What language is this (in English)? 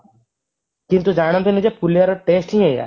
Odia